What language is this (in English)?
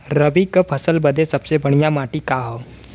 Bhojpuri